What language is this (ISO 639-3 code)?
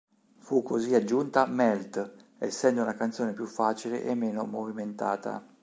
ita